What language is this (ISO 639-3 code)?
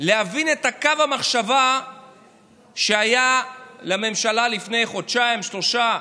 heb